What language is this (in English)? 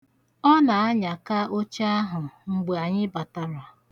Igbo